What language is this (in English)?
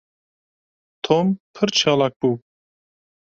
Kurdish